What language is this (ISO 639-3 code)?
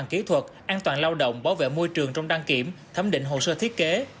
vie